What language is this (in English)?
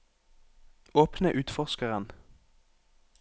Norwegian